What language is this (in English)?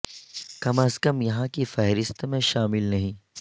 Urdu